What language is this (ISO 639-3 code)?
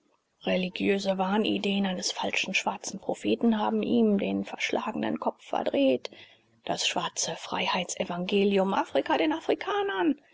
deu